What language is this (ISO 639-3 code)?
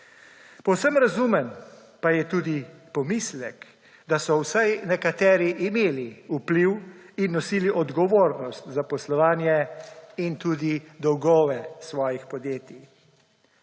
slv